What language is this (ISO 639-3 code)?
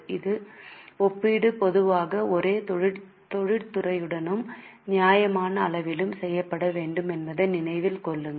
tam